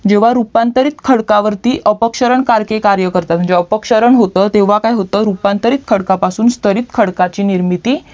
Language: Marathi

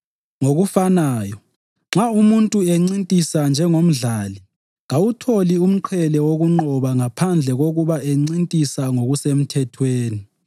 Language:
North Ndebele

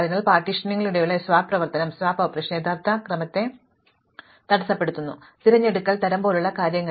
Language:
Malayalam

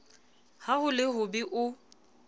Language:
Southern Sotho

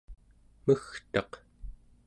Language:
Central Yupik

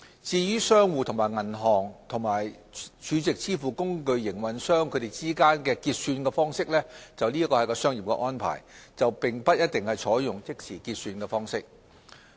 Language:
Cantonese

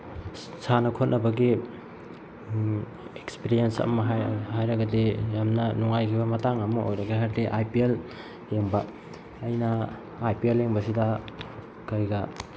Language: Manipuri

